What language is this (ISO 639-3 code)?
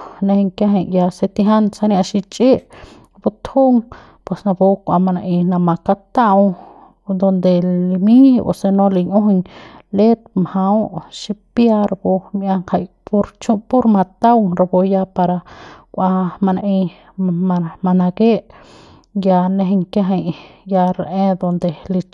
pbs